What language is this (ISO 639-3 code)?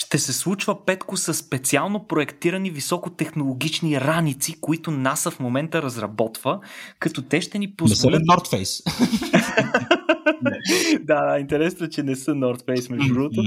bul